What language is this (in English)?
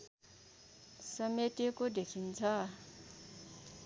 Nepali